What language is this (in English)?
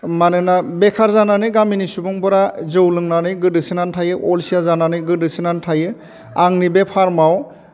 Bodo